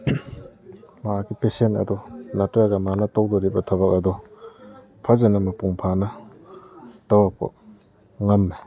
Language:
Manipuri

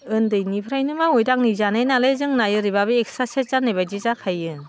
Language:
Bodo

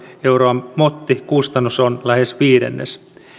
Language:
Finnish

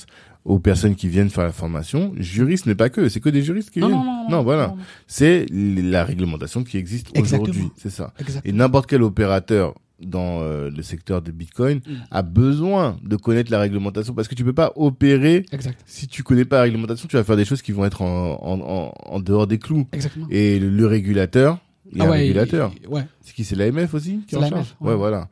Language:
French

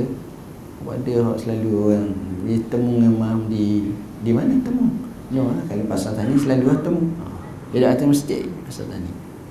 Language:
Malay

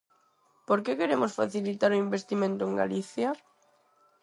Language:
Galician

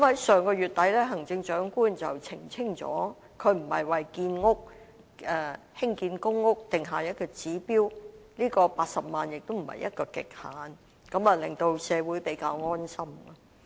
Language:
Cantonese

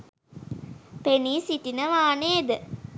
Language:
Sinhala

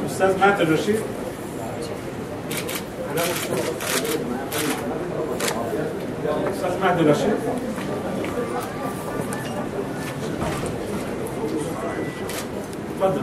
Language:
Arabic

